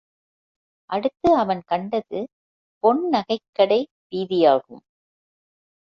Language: Tamil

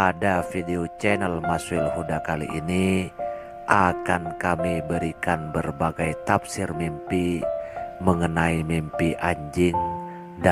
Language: Indonesian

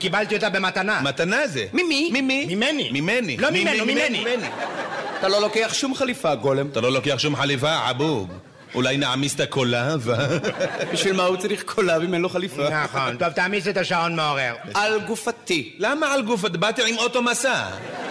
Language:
Hebrew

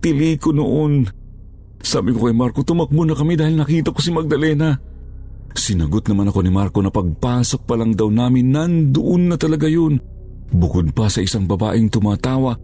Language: Filipino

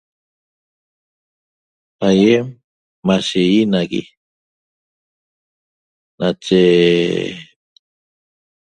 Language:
Toba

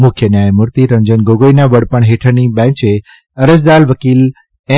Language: Gujarati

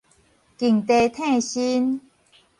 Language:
Min Nan Chinese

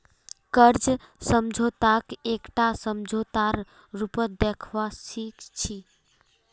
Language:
Magahi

